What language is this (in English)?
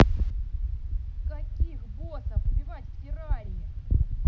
Russian